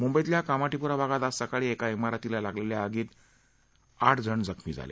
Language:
Marathi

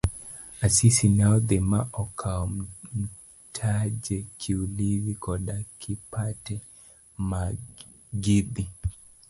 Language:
Luo (Kenya and Tanzania)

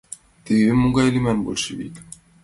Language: Mari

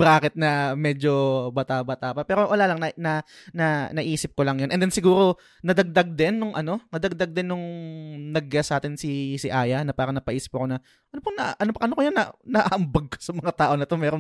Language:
Filipino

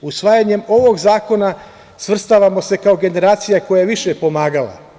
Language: Serbian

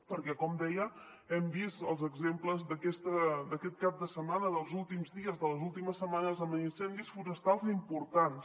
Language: Catalan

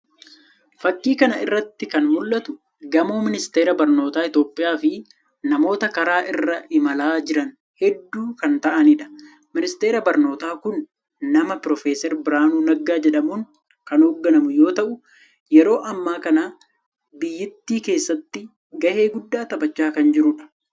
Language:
Oromo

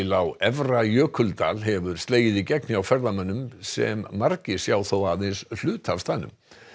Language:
Icelandic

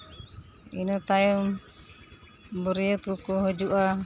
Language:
Santali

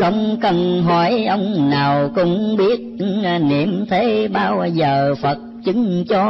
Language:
Vietnamese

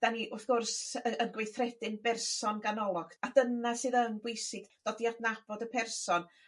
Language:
Welsh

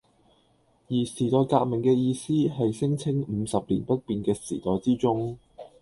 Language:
Cantonese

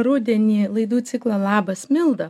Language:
Lithuanian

